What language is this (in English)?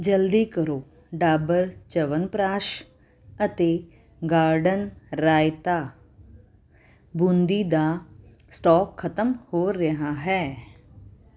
Punjabi